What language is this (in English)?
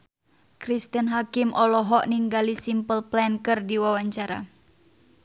Sundanese